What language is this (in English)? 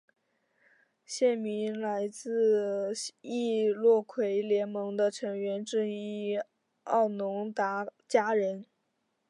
Chinese